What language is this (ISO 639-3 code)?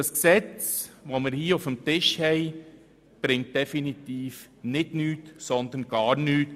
gsw